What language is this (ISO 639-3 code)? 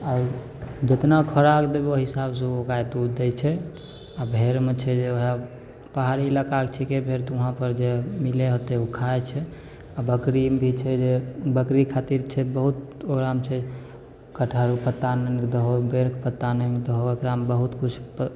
mai